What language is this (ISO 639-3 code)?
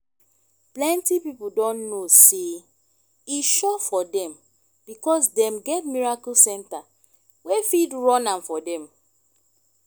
pcm